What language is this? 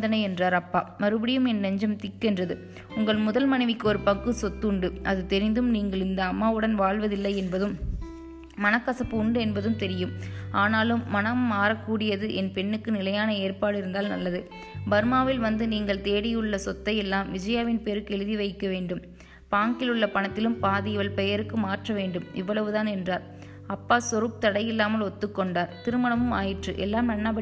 Tamil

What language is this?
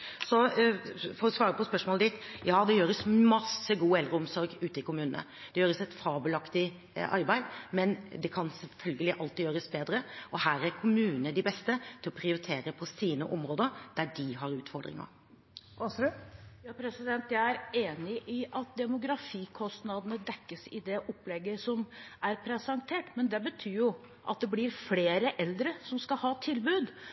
Norwegian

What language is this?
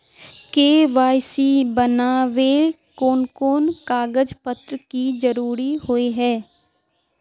Magahi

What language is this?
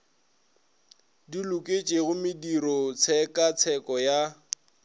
Northern Sotho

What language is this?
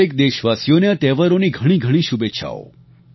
Gujarati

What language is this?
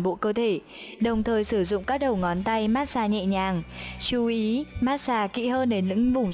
Vietnamese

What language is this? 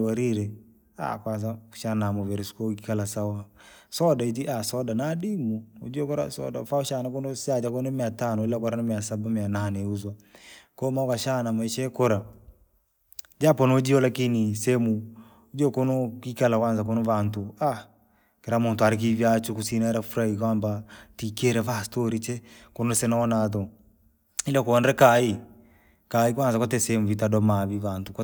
Langi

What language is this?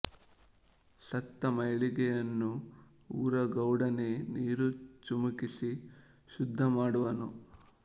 Kannada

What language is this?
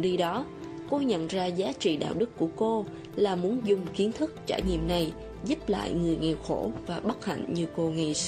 Vietnamese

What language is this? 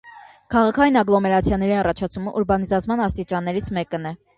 Armenian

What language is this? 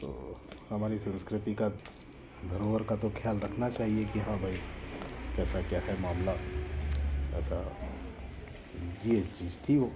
Hindi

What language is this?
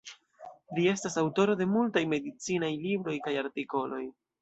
Esperanto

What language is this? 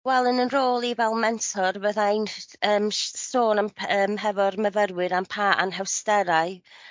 Welsh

